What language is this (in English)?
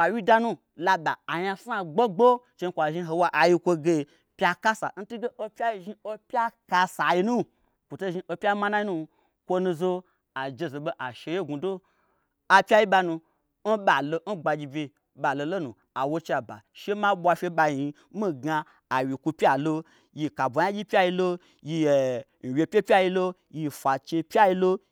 Gbagyi